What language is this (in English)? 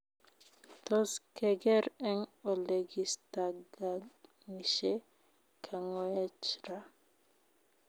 Kalenjin